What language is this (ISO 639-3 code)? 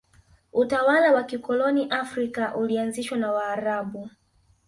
swa